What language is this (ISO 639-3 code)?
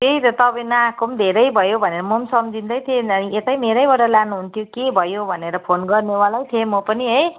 nep